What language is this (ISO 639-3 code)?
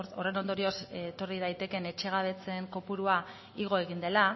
eus